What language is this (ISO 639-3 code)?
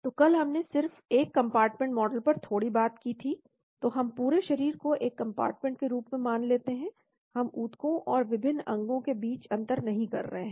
hin